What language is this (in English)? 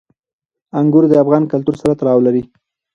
Pashto